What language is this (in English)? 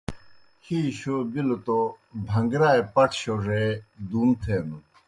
Kohistani Shina